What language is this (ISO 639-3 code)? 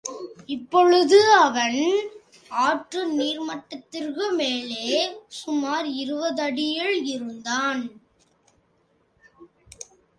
tam